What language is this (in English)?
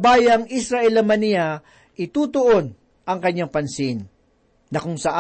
Filipino